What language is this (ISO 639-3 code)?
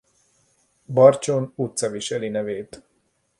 hun